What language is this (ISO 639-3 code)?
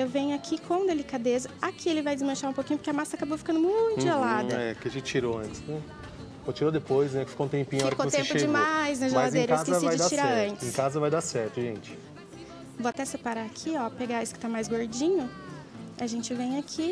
por